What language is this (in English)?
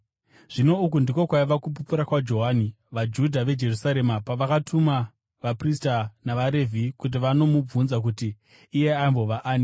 Shona